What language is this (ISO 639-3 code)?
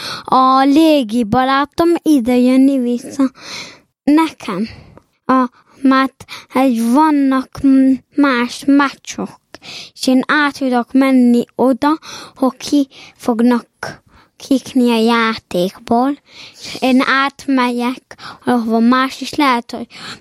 hun